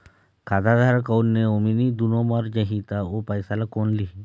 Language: Chhattisgarhi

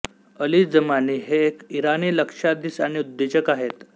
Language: Marathi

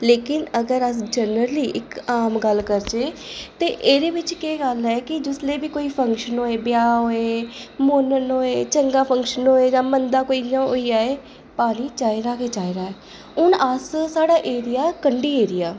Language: Dogri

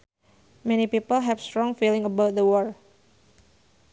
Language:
Sundanese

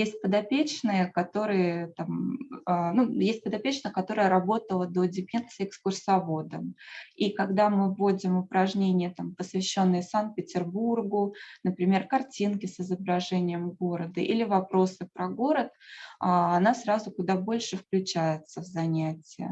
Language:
Russian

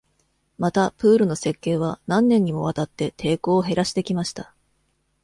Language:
Japanese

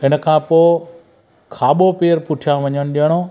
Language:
Sindhi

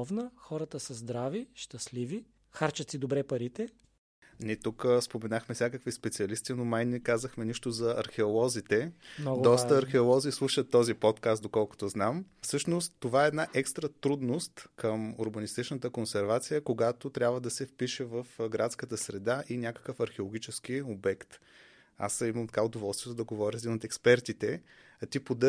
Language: Bulgarian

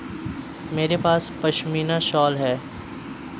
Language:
Hindi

